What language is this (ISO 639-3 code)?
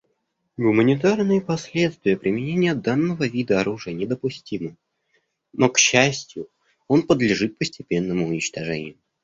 rus